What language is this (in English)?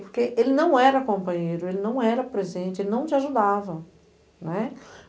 Portuguese